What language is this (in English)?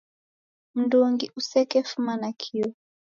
Taita